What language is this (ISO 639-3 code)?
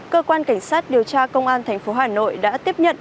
vie